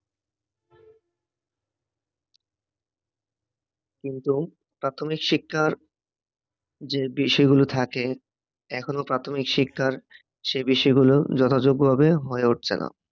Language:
Bangla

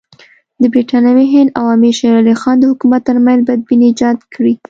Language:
Pashto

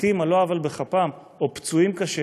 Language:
Hebrew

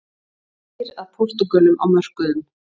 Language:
Icelandic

